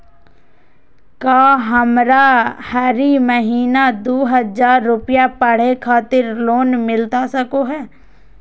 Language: Magahi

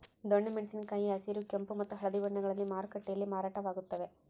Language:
Kannada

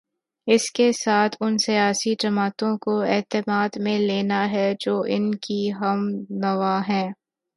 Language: Urdu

